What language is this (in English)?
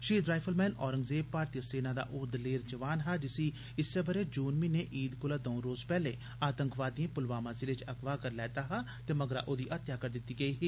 Dogri